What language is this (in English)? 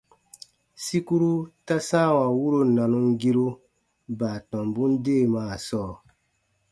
Baatonum